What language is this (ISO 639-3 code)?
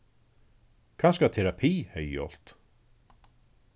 fao